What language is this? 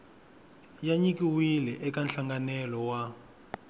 Tsonga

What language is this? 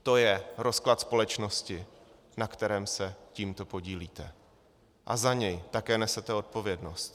Czech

